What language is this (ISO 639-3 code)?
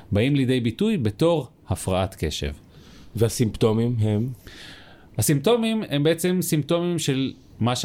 heb